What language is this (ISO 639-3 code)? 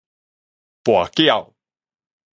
nan